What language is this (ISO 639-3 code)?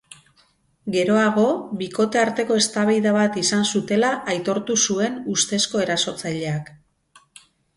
eus